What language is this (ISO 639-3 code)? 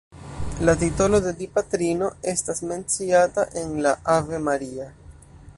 epo